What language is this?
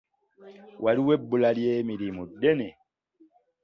Ganda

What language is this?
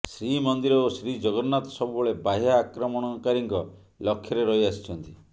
Odia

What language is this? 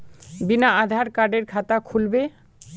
Magahi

